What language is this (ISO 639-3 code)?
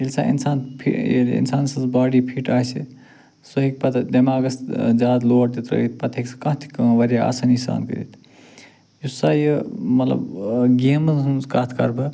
kas